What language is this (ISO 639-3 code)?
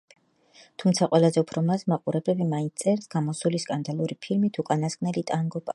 kat